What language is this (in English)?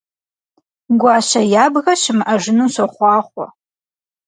Kabardian